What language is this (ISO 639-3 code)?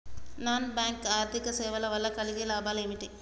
tel